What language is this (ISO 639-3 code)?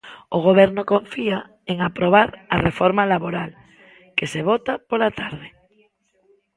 glg